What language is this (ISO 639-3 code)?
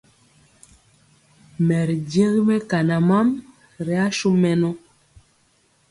mcx